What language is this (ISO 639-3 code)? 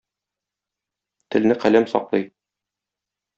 tat